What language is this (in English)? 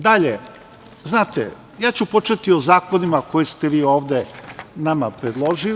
Serbian